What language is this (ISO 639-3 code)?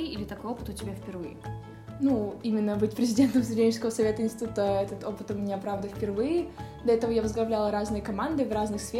rus